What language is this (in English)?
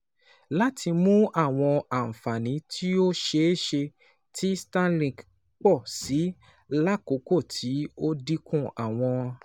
Yoruba